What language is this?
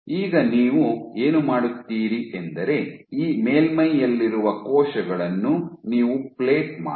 Kannada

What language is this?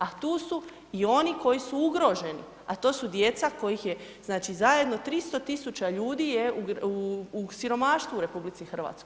Croatian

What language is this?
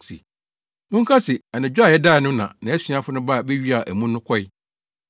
Akan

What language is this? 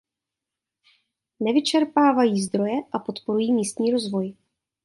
Czech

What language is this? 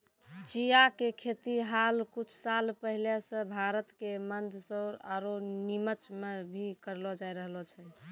Maithili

